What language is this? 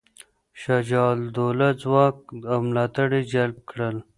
Pashto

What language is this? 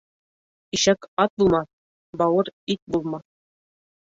Bashkir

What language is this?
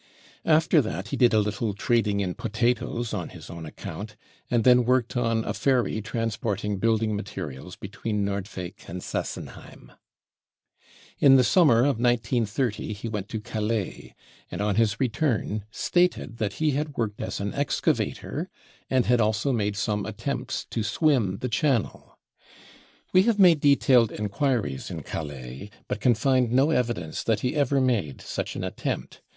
English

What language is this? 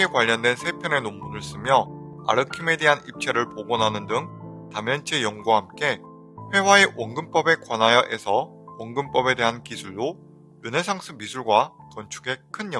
Korean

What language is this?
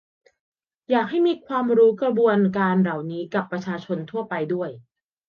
Thai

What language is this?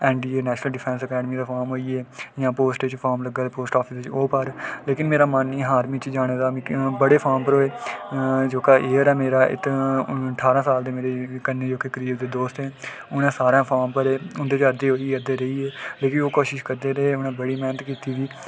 Dogri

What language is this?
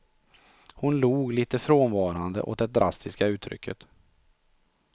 Swedish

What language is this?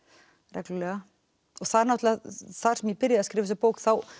Icelandic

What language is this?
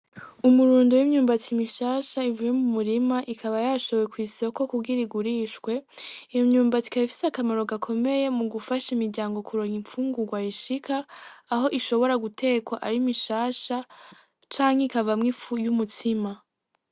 Rundi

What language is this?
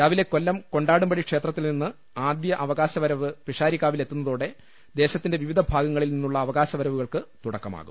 Malayalam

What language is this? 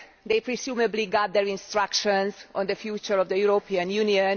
English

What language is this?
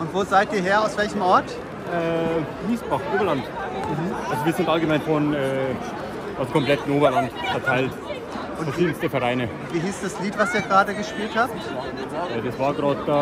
German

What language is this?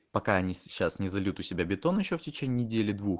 Russian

